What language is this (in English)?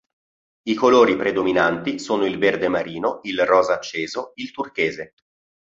Italian